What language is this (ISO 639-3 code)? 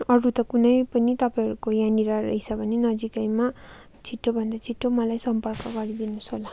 nep